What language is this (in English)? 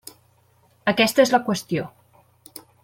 Catalan